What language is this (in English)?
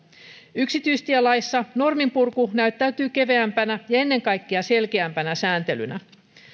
Finnish